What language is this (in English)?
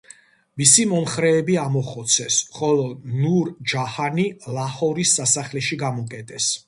Georgian